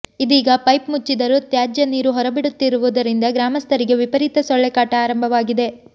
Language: Kannada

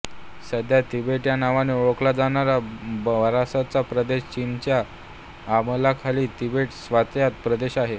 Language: Marathi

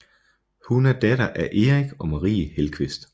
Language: Danish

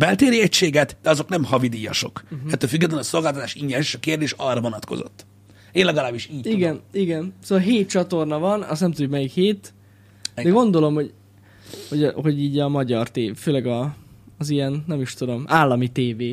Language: Hungarian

